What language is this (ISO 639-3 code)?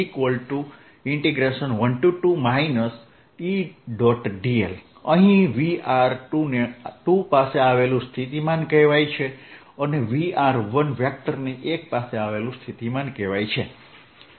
guj